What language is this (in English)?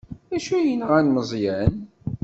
Kabyle